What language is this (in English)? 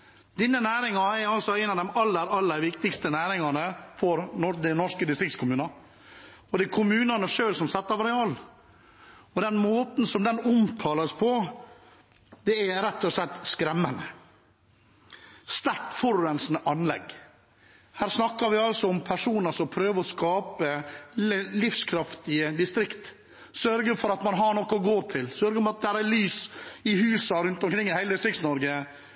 Norwegian Bokmål